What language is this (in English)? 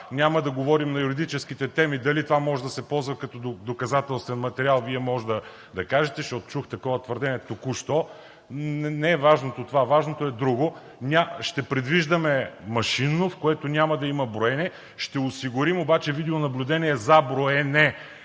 Bulgarian